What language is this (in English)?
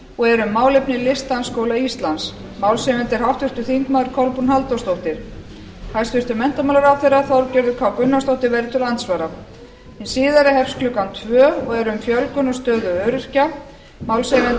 Icelandic